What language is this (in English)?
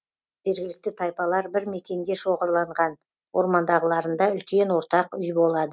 Kazakh